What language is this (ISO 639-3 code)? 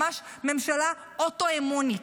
heb